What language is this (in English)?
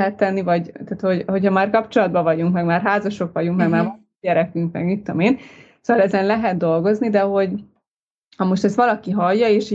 Hungarian